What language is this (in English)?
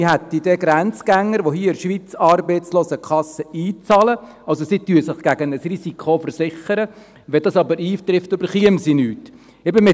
Swiss German